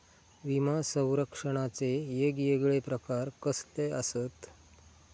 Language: Marathi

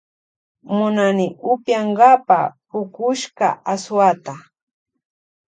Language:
Loja Highland Quichua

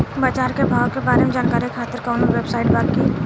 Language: Bhojpuri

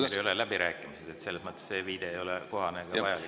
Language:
Estonian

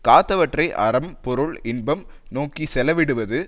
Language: Tamil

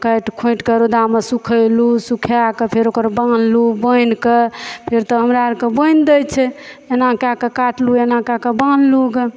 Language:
Maithili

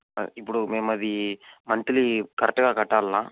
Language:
Telugu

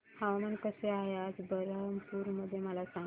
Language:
Marathi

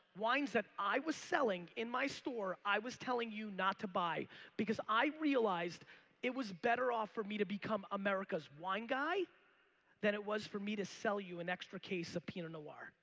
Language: English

